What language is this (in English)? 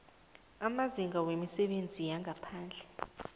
South Ndebele